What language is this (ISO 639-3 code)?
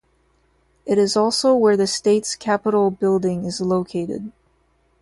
eng